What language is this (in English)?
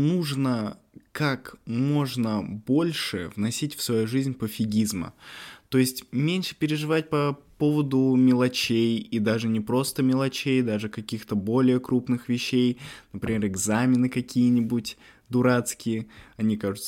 Russian